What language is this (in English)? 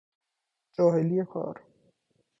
Persian